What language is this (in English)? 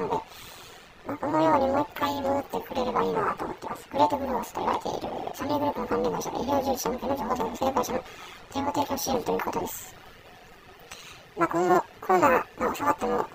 Japanese